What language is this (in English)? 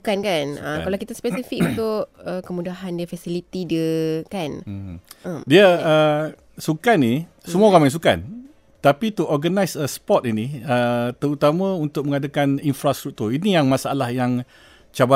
Malay